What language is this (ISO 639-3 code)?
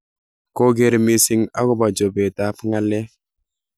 kln